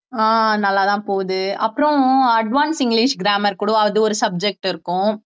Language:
Tamil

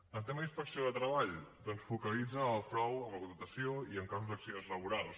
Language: Catalan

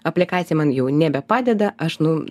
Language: Lithuanian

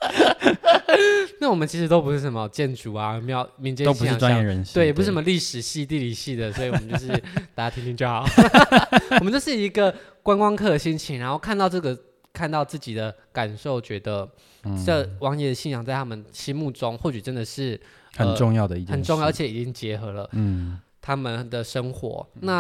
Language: Chinese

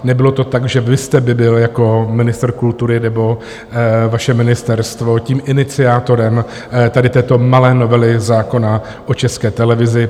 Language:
Czech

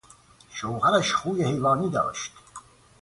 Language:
Persian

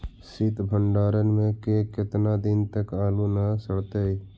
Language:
Magahi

